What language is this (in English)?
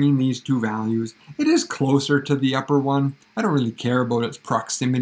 English